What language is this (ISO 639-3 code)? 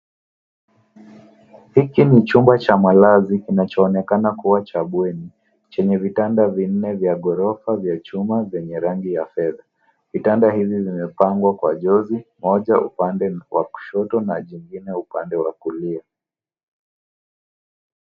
swa